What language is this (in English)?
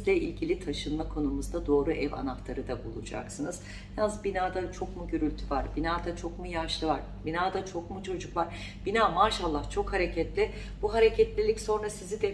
Turkish